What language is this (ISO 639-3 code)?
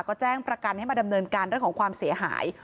tha